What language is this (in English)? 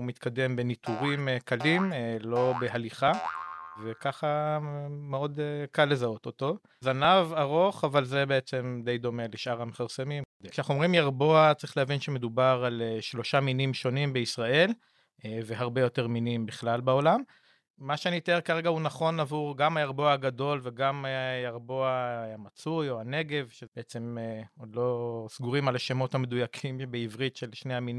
Hebrew